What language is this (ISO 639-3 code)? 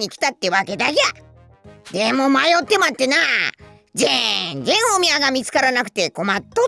jpn